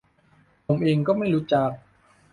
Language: Thai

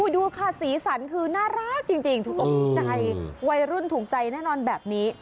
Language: Thai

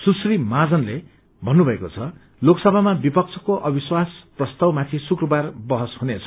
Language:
Nepali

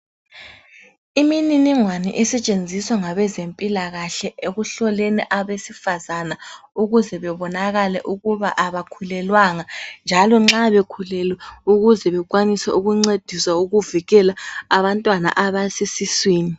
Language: North Ndebele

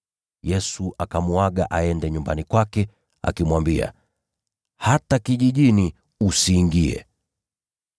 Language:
Swahili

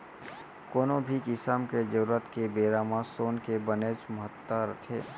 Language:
Chhattisgarhi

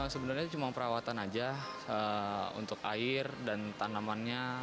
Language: Indonesian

